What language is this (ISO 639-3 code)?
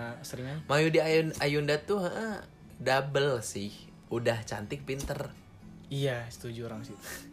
ind